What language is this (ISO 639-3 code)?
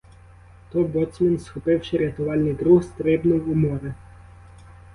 ukr